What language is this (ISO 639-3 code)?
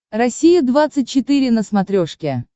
rus